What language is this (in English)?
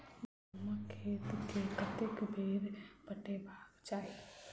Maithili